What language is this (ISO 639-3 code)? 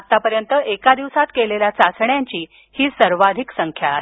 mar